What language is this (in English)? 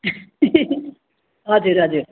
Nepali